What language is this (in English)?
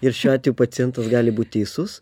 Lithuanian